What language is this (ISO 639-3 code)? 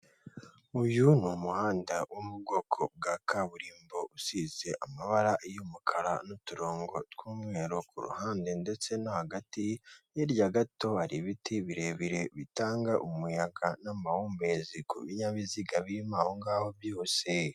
kin